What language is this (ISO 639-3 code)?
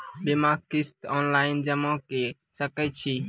mai